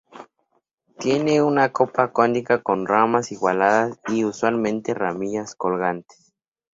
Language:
Spanish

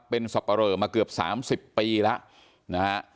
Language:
Thai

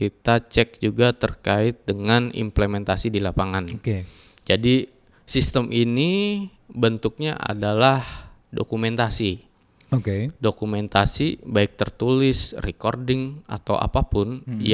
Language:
Indonesian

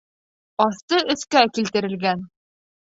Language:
Bashkir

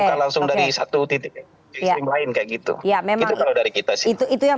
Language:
Indonesian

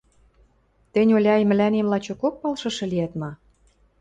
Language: Western Mari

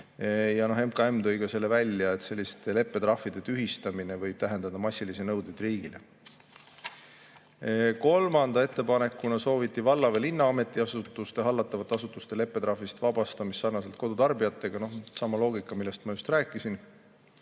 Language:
Estonian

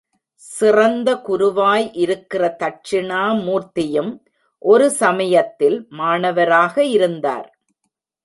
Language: Tamil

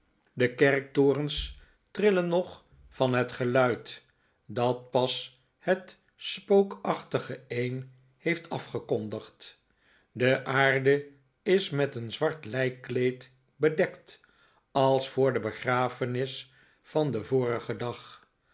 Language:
Dutch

